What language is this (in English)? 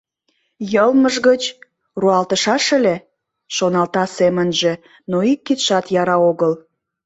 Mari